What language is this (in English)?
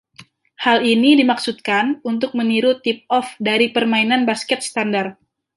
Indonesian